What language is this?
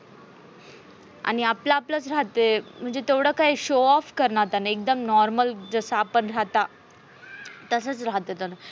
Marathi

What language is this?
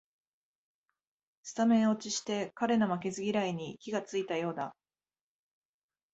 Japanese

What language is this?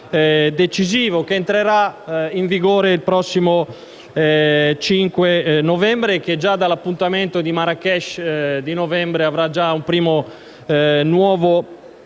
Italian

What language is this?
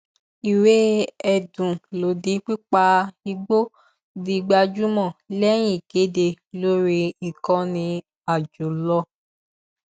Yoruba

